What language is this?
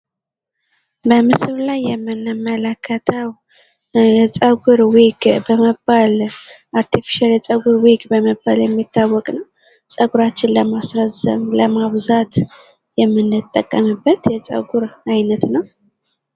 Amharic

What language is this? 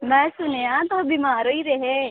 Dogri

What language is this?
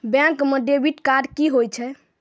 Maithili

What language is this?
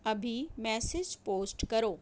Urdu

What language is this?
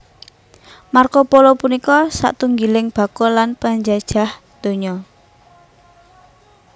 Javanese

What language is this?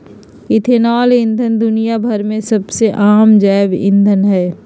Magahi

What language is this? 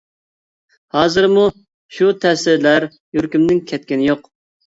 Uyghur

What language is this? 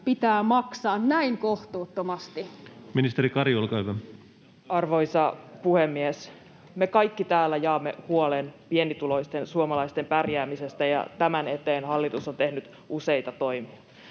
Finnish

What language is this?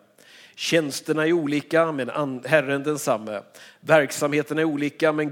Swedish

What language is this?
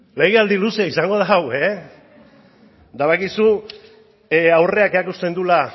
Basque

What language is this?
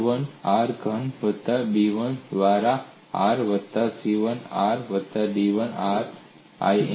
Gujarati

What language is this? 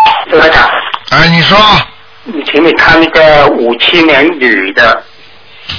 Chinese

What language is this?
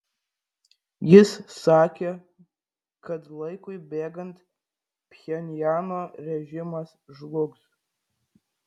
Lithuanian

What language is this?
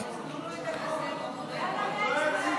Hebrew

